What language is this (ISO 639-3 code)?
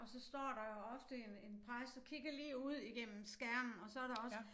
dan